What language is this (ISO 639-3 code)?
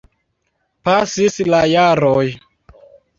epo